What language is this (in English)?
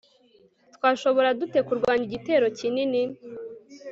Kinyarwanda